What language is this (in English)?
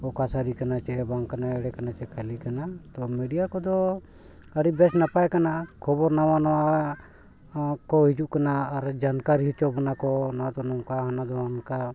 Santali